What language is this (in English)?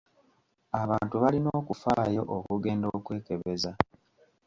Ganda